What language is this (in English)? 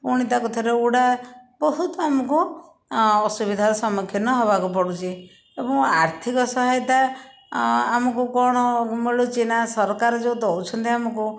Odia